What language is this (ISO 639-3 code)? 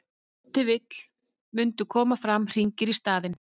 isl